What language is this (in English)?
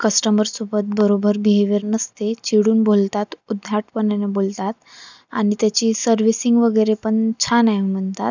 Marathi